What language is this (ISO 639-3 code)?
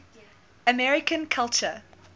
eng